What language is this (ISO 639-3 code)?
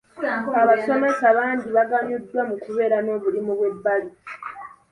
lug